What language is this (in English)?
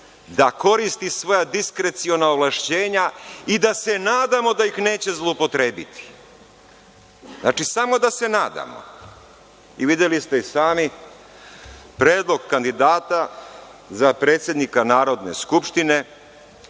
Serbian